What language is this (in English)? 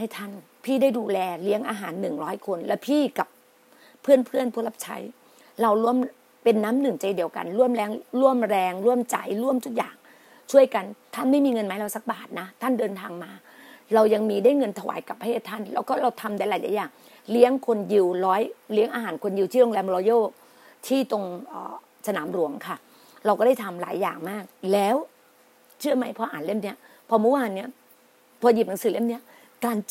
Thai